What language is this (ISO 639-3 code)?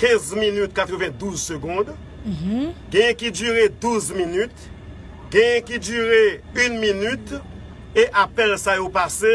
fra